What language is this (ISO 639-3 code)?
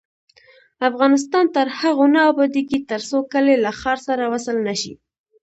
pus